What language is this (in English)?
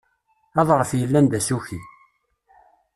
Kabyle